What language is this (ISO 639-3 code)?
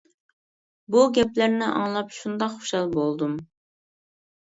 uig